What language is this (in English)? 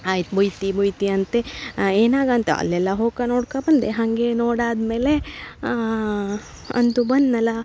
Kannada